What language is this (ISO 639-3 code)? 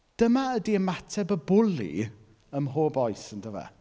cym